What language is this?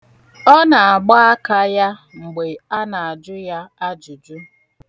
Igbo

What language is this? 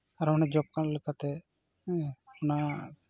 Santali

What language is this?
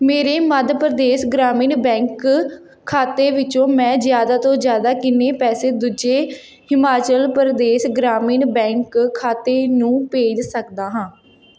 Punjabi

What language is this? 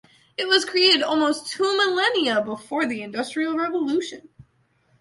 English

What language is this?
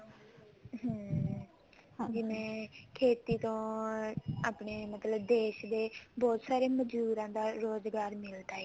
Punjabi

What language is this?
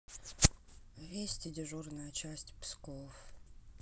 Russian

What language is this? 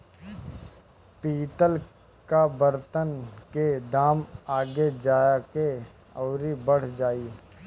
Bhojpuri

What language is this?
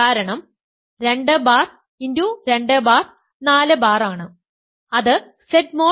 Malayalam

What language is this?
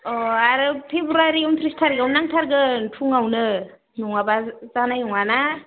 Bodo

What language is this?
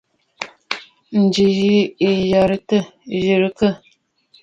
Bafut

